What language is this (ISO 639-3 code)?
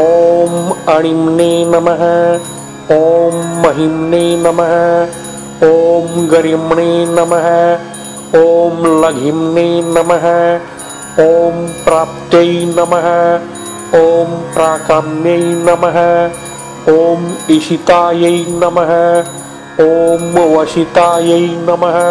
vie